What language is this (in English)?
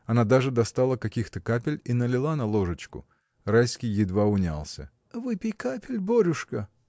Russian